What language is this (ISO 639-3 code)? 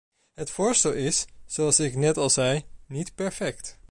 nld